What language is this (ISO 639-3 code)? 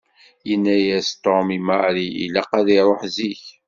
kab